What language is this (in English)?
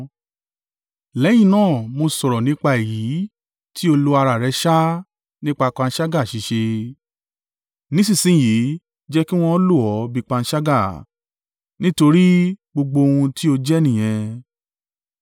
Yoruba